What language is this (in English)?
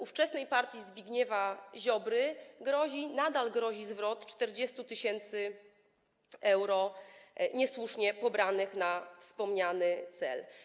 Polish